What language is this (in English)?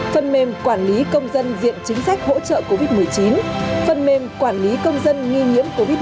Vietnamese